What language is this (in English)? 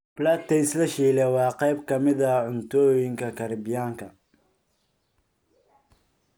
Somali